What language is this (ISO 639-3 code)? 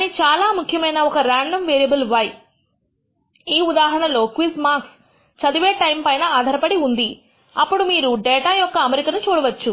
tel